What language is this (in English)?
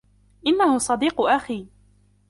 Arabic